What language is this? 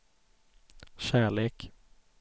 Swedish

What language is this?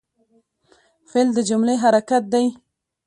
Pashto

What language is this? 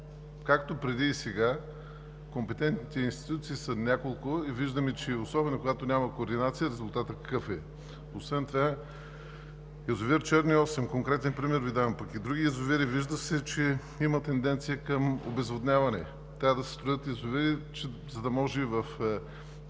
Bulgarian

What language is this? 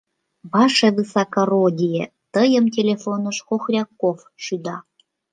Mari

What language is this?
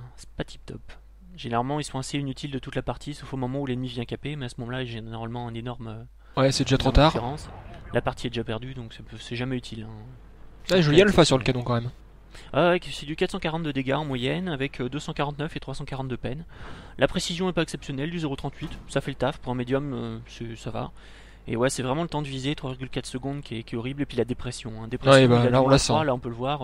French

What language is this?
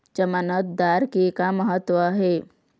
Chhattisgarhi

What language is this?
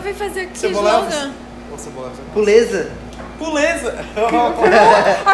Portuguese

